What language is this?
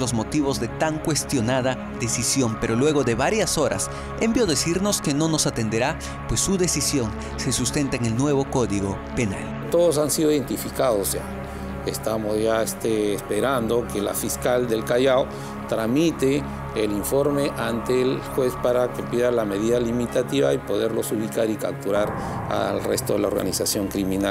Spanish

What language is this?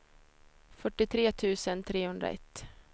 Swedish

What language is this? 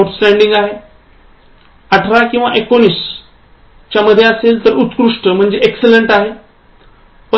Marathi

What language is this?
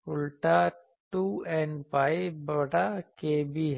Hindi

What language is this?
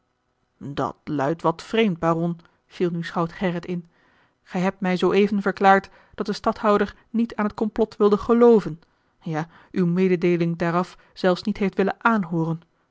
Dutch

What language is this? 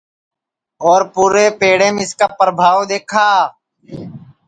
Sansi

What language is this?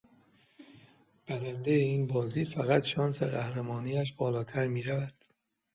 Persian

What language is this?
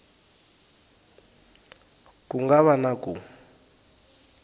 Tsonga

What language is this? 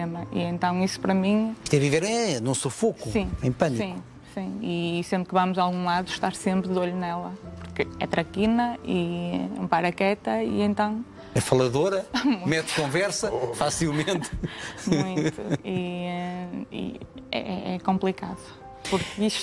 Portuguese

